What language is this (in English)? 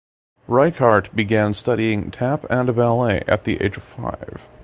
English